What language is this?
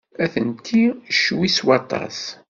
Kabyle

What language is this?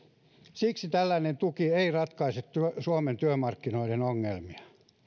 Finnish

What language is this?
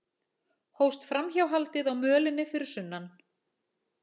Icelandic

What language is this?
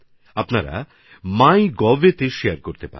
Bangla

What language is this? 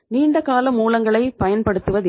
Tamil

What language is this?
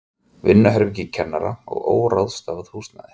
Icelandic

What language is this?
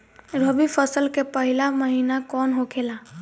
Bhojpuri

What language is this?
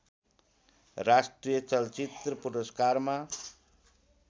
Nepali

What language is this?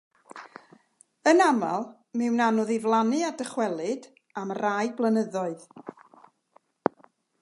Welsh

